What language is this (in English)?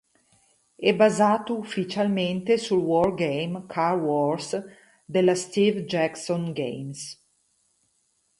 Italian